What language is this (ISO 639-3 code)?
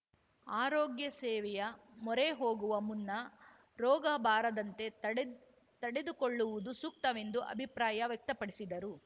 kan